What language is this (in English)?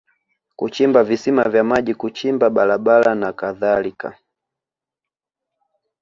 Swahili